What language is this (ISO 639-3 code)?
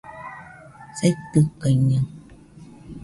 hux